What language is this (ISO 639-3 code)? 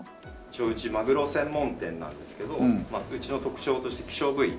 jpn